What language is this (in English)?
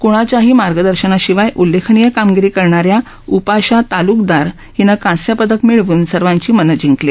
Marathi